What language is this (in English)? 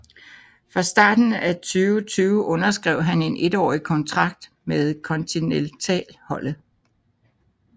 Danish